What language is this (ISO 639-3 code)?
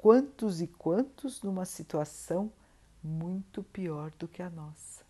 por